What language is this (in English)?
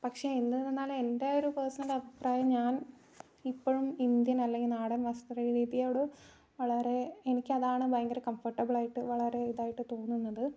Malayalam